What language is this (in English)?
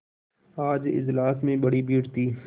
Hindi